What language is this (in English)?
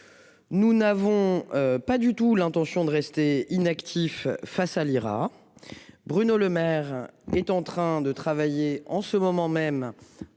French